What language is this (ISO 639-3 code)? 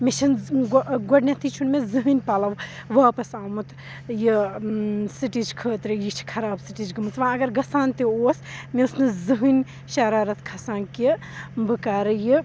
kas